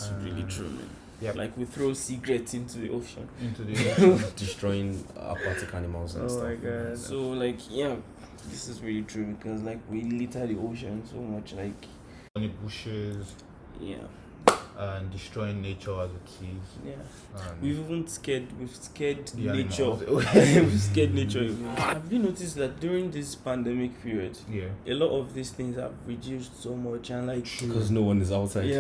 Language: Turkish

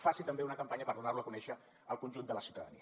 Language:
Catalan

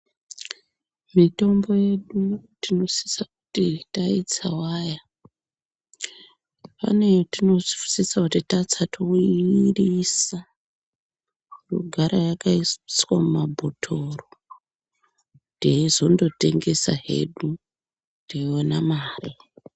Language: Ndau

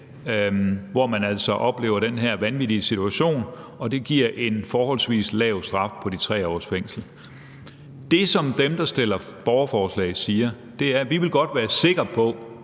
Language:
Danish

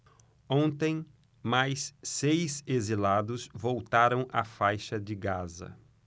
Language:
Portuguese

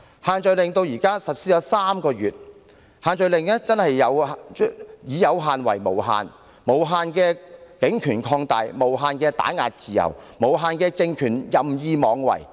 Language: Cantonese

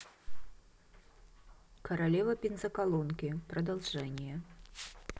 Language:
Russian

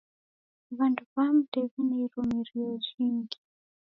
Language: Taita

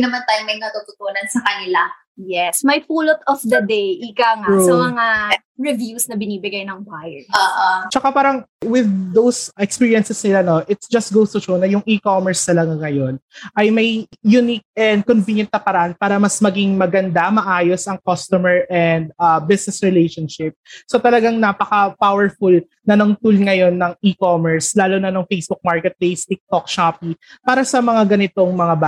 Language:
Filipino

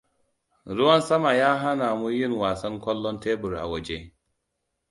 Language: Hausa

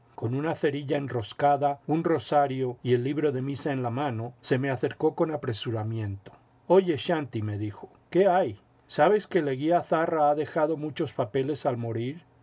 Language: Spanish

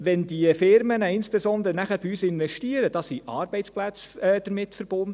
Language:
Swiss German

